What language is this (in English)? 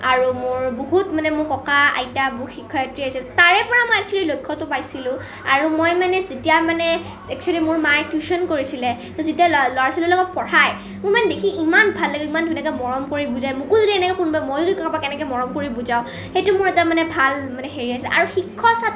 Assamese